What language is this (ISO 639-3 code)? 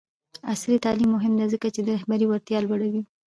pus